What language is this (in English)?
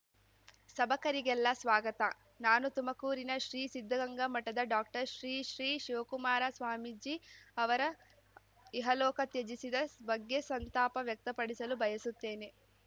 Kannada